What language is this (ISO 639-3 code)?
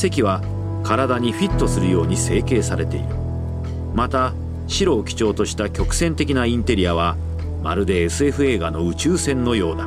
jpn